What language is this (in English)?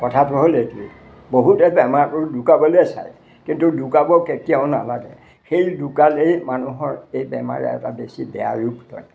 Assamese